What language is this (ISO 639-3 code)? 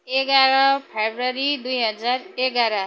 nep